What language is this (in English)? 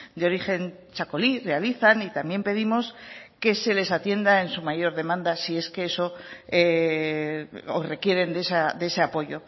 Spanish